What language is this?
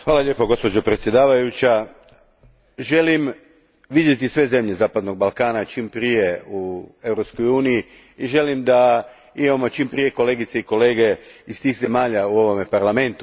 Croatian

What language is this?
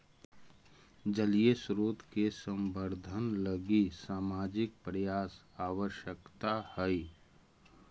Magahi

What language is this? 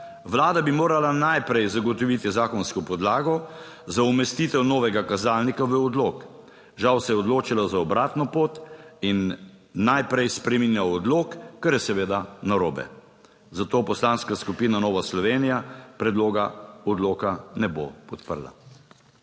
Slovenian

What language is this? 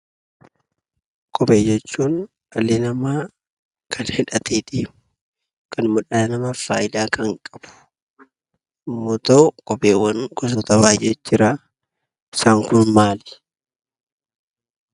Oromo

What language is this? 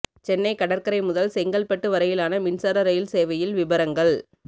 Tamil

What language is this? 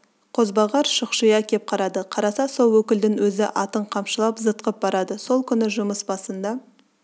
Kazakh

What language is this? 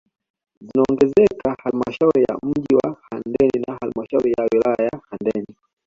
Swahili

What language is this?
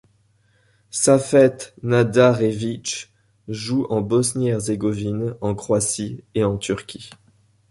French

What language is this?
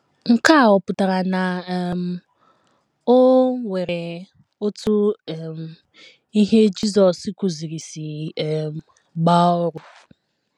Igbo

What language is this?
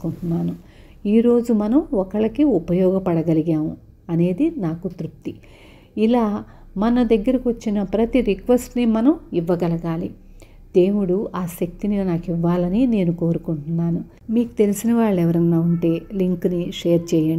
Telugu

